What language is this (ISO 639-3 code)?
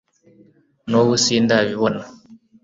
kin